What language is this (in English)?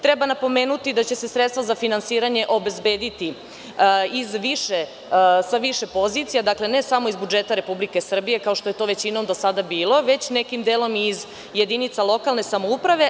Serbian